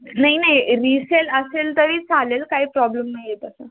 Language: Marathi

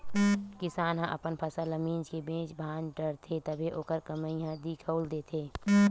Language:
Chhattisgarhi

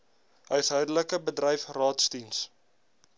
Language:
Afrikaans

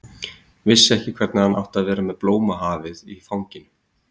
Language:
Icelandic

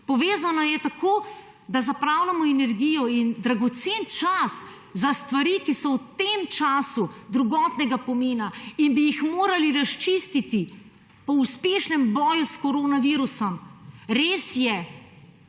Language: Slovenian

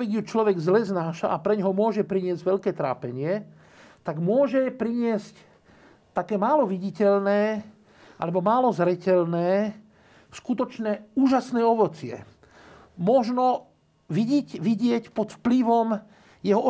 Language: Slovak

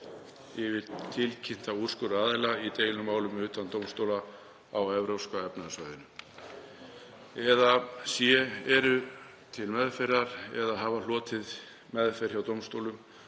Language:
Icelandic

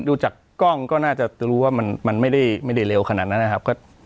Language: Thai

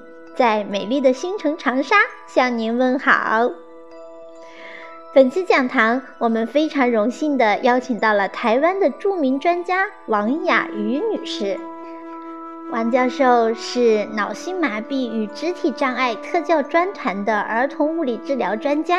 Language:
Chinese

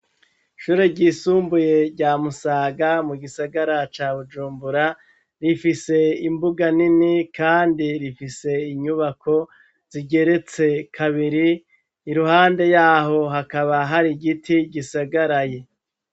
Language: Rundi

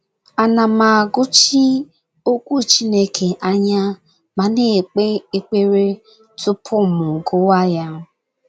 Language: Igbo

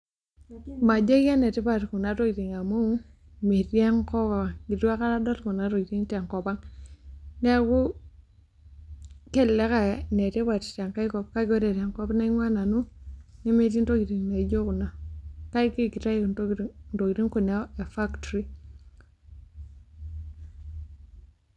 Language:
Masai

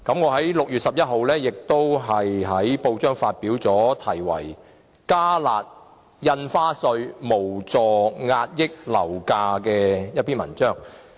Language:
Cantonese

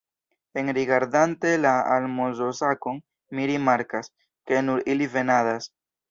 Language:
Esperanto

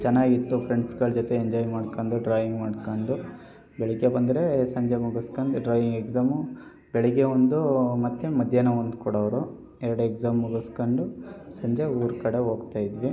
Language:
Kannada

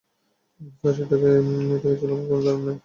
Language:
Bangla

